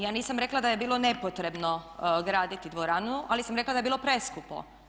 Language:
Croatian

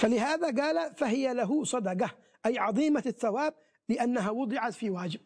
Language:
Arabic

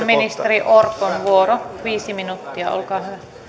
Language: Finnish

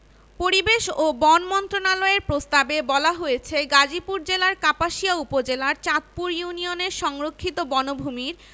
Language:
Bangla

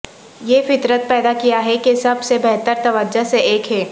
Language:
Urdu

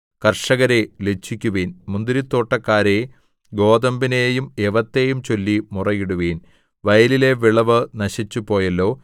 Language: Malayalam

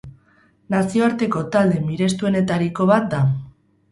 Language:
Basque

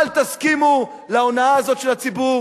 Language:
Hebrew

